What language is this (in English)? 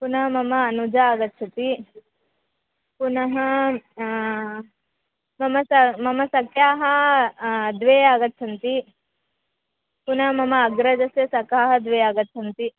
Sanskrit